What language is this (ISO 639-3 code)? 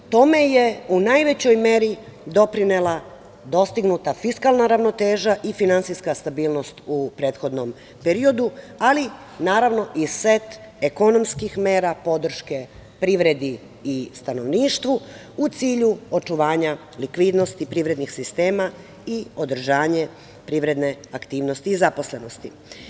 srp